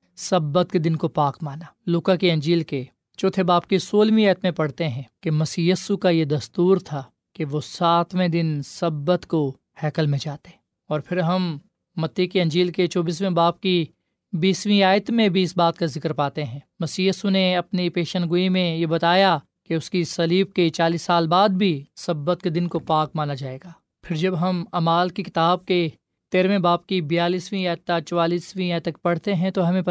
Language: Urdu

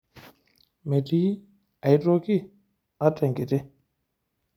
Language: Masai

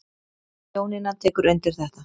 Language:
Icelandic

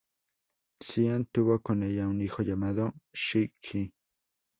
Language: Spanish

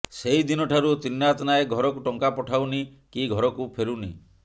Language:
Odia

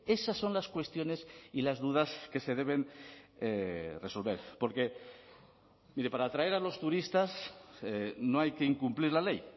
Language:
Spanish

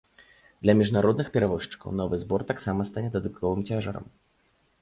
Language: Belarusian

